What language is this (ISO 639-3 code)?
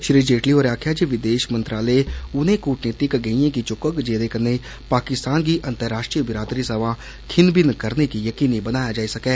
doi